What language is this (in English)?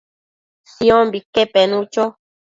Matsés